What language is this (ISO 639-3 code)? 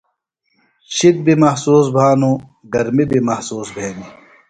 phl